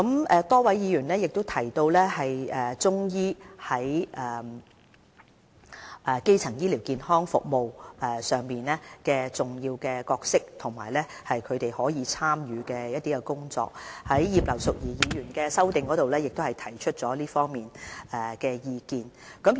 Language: Cantonese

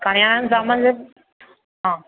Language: Gujarati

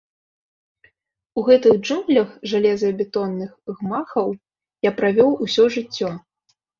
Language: Belarusian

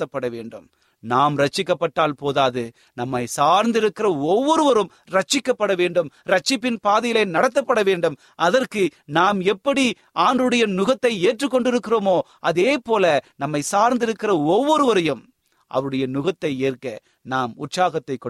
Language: Tamil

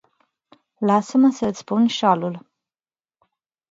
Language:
Romanian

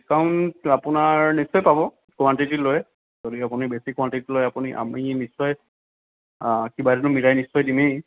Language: Assamese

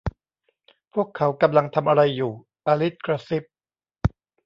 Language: Thai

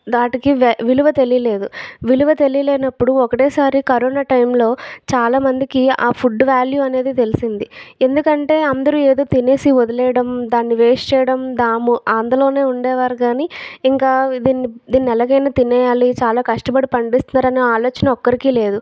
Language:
Telugu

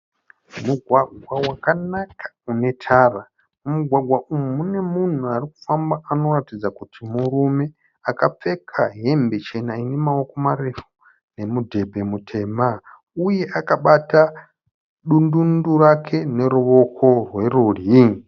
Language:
Shona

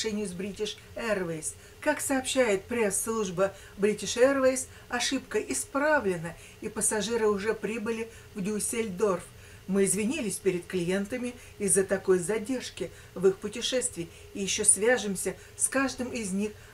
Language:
Russian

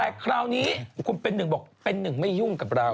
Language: Thai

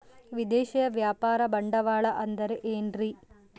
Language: Kannada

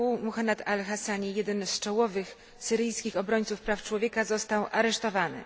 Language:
Polish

